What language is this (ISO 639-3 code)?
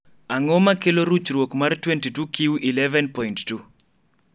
luo